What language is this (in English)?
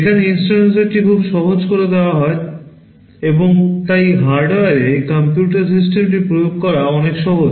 Bangla